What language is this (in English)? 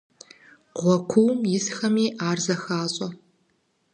Kabardian